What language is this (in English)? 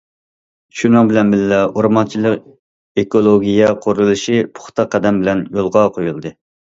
Uyghur